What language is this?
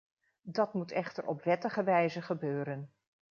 Dutch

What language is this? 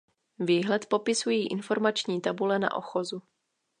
Czech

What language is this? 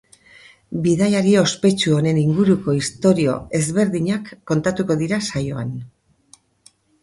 Basque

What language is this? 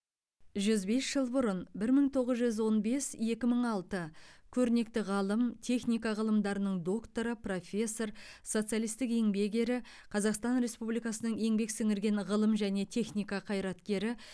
Kazakh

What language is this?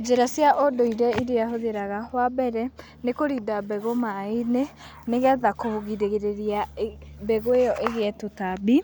Kikuyu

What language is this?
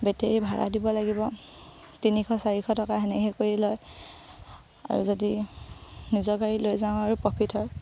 Assamese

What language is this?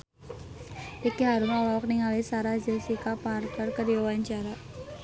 Sundanese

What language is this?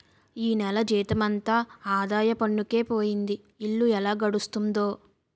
Telugu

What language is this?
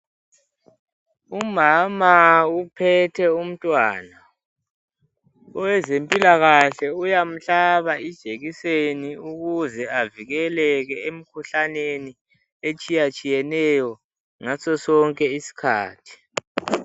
North Ndebele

